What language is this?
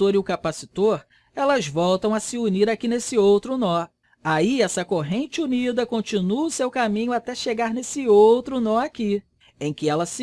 Portuguese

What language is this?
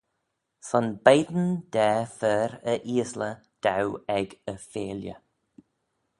Manx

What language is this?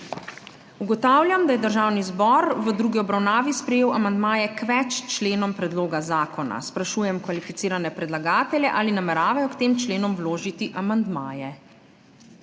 Slovenian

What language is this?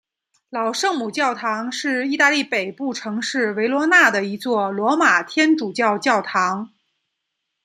Chinese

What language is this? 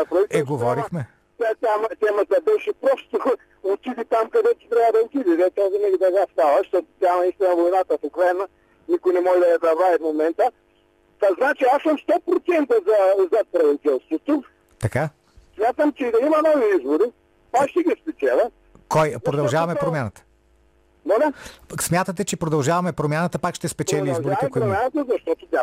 Bulgarian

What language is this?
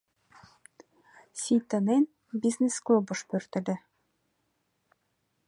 Mari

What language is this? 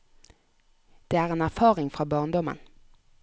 Norwegian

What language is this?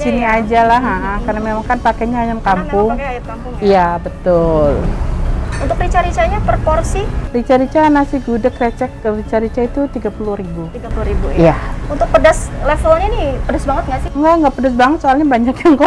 Indonesian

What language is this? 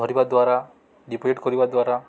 Odia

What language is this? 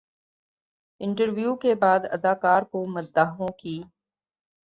Urdu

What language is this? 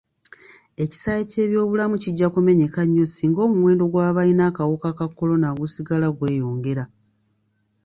Ganda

